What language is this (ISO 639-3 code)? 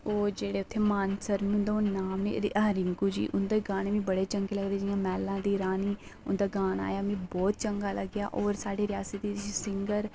doi